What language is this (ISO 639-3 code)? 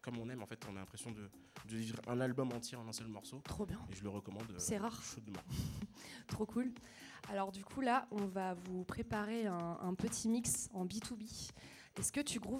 fra